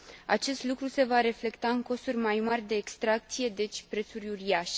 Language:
Romanian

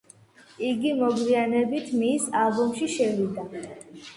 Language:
Georgian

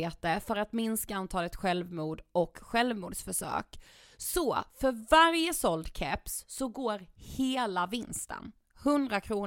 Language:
Swedish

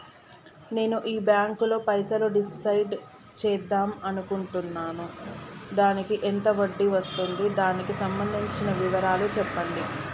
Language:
Telugu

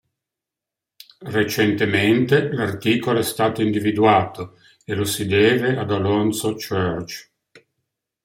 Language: Italian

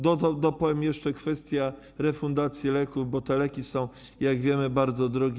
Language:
Polish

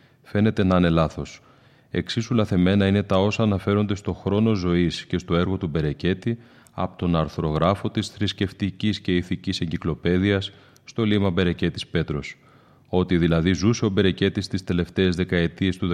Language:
Greek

